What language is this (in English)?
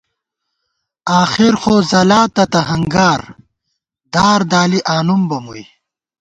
Gawar-Bati